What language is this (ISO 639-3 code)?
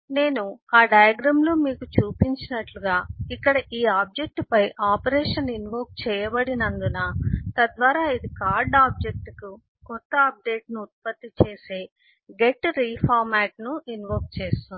tel